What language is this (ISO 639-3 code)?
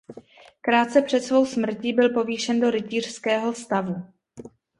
ces